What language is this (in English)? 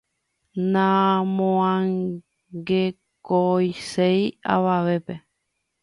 Guarani